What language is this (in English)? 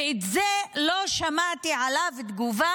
Hebrew